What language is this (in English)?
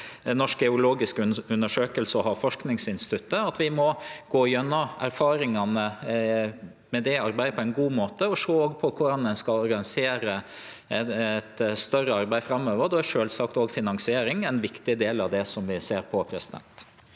Norwegian